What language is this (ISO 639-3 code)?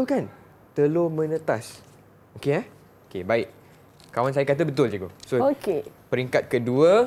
msa